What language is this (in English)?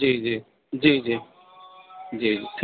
Urdu